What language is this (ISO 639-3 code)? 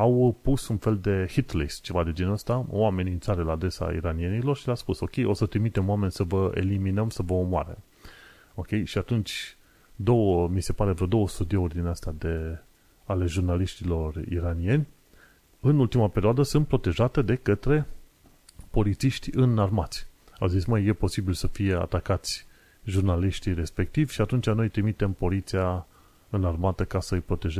ron